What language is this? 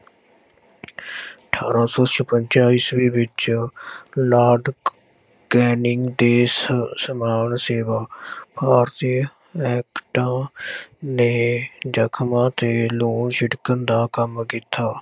Punjabi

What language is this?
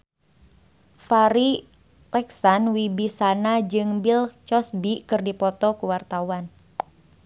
Sundanese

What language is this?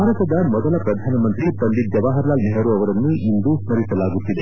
Kannada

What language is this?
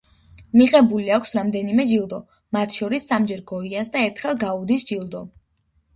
Georgian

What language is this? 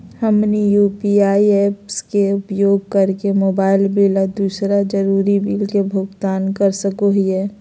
Magahi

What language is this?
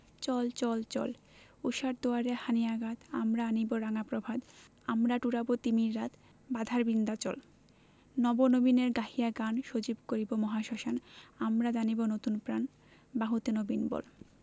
Bangla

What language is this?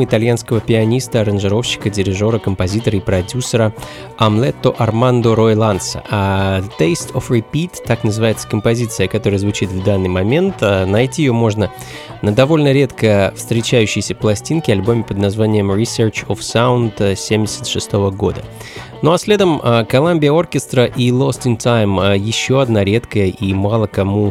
Russian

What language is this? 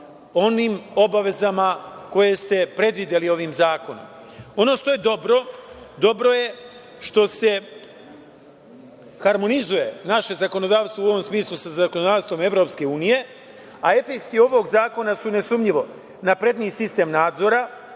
Serbian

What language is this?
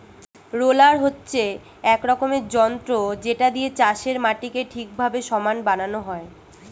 Bangla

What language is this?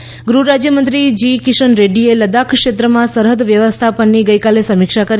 Gujarati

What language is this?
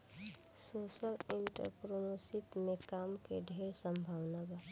Bhojpuri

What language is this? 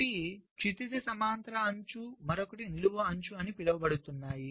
Telugu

